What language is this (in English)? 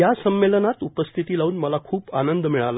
Marathi